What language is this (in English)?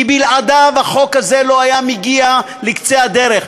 Hebrew